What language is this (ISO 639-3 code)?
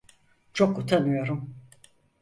tur